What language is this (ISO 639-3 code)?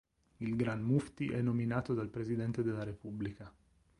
ita